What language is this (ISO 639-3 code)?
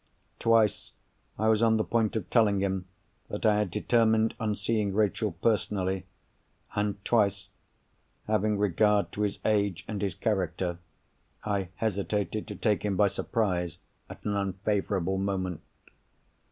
eng